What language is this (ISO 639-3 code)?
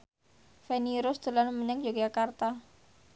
jav